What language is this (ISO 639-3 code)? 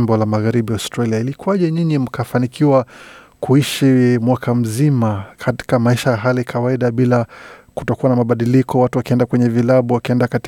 swa